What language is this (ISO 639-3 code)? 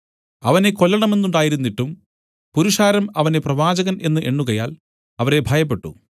mal